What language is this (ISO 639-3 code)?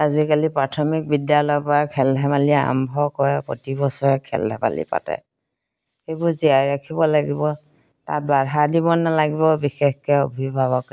asm